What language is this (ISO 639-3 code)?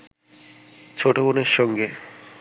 ben